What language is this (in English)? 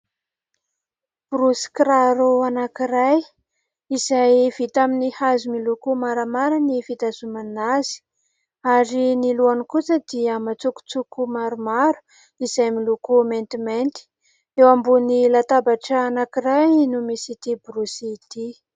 Malagasy